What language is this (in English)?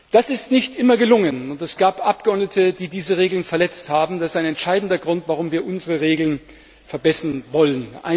German